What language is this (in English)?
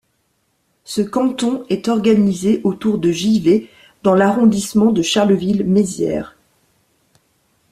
French